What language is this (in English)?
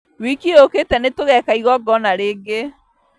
Kikuyu